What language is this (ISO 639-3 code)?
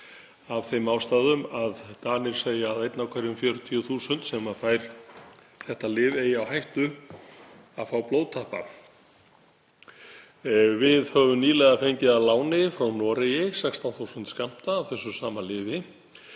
isl